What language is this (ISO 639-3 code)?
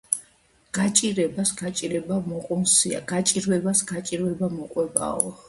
kat